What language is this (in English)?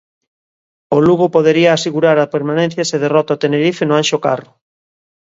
Galician